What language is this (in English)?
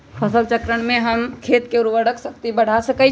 Magahi